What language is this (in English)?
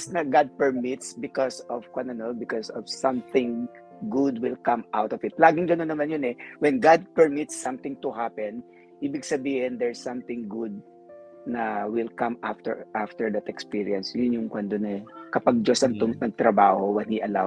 Filipino